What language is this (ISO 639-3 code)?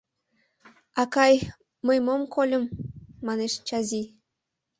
chm